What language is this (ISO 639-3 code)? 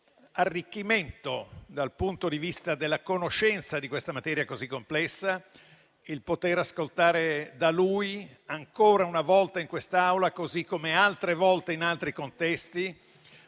ita